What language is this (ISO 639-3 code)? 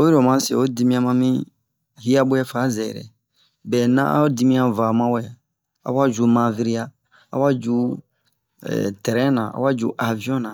bmq